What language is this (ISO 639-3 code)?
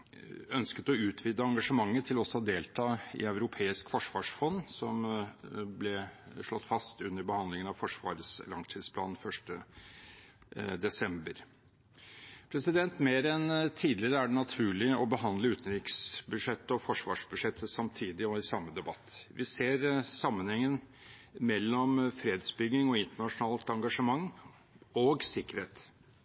nob